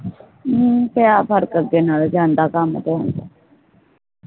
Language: Punjabi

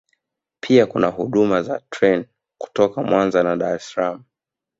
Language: Swahili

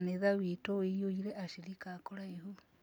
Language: Kikuyu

